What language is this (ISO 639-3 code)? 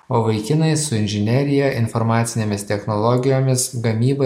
lit